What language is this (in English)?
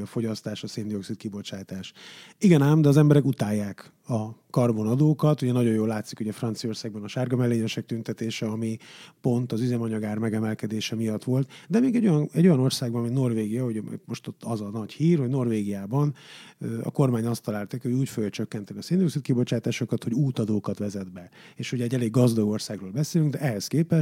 Hungarian